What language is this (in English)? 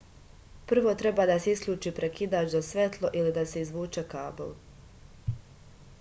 Serbian